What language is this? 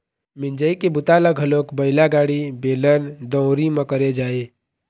Chhattisgarhi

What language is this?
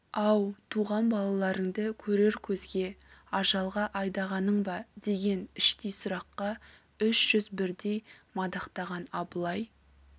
Kazakh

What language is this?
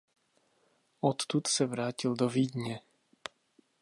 Czech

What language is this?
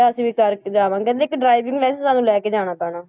Punjabi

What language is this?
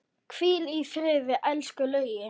Icelandic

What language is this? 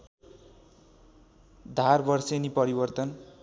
Nepali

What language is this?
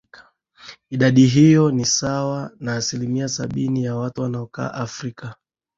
Swahili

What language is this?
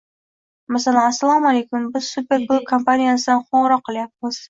Uzbek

